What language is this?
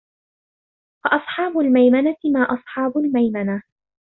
Arabic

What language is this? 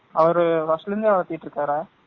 Tamil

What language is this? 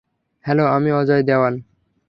Bangla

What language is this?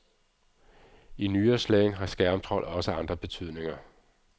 Danish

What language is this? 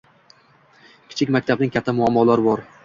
Uzbek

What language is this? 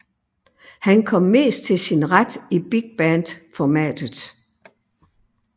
Danish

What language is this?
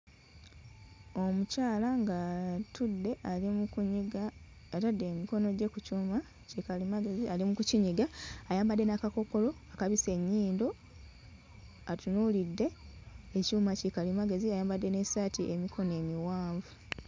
Ganda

